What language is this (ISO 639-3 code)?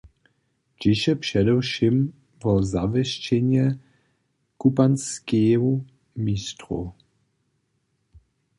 hsb